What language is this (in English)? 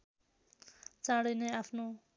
Nepali